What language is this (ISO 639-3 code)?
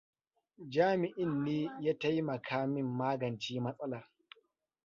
hau